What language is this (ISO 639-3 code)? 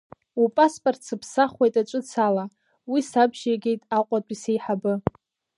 abk